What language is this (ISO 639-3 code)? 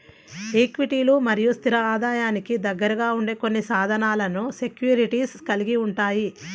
tel